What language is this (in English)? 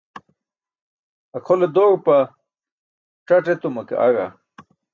Burushaski